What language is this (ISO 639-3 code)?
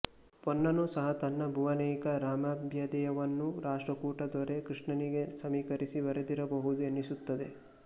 kan